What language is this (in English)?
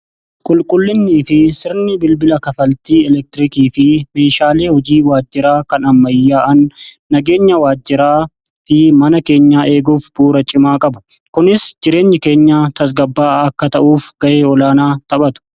Oromo